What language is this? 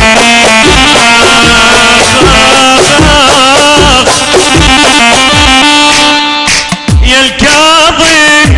Arabic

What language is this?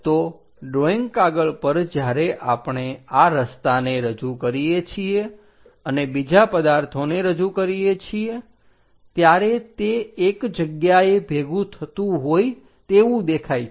Gujarati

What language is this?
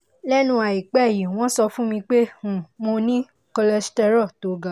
Yoruba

